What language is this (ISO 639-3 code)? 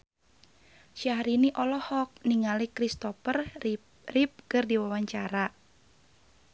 sun